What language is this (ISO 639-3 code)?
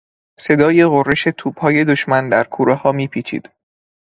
fas